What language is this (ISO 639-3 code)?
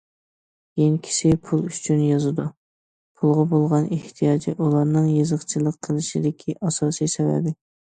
uig